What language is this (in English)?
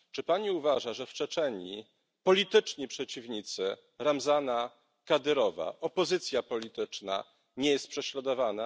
Polish